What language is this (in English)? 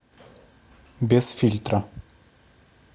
Russian